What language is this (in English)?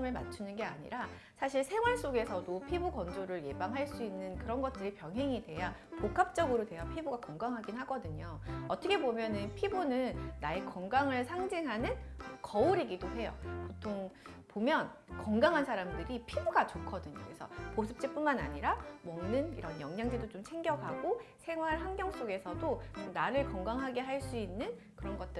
Korean